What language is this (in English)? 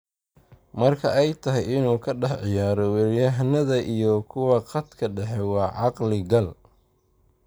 Somali